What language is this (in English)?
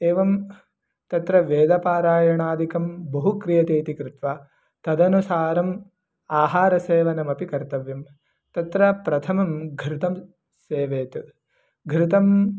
Sanskrit